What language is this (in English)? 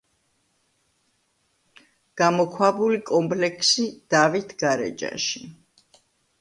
Georgian